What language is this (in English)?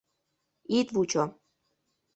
Mari